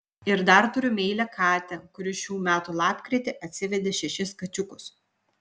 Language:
Lithuanian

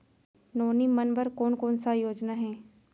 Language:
Chhattisgarhi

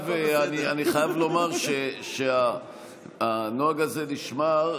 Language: Hebrew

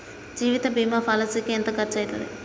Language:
Telugu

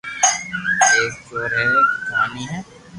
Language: Loarki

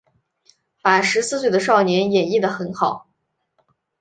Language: Chinese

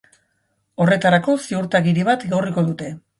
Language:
Basque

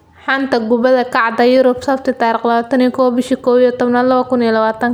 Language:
Somali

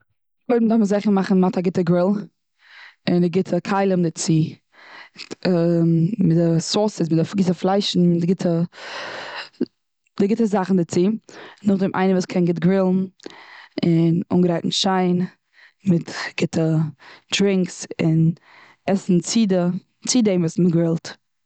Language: Yiddish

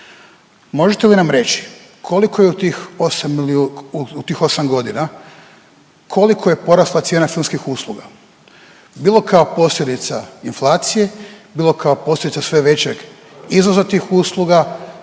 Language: Croatian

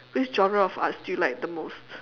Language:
English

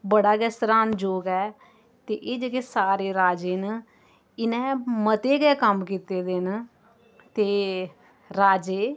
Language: Dogri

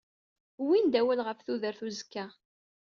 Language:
Kabyle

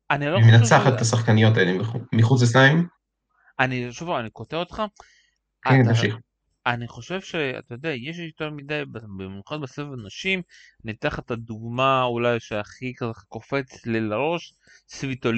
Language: Hebrew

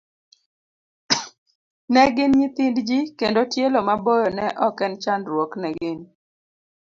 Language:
Luo (Kenya and Tanzania)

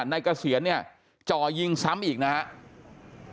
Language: Thai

